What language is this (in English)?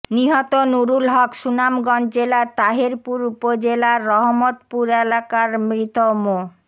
Bangla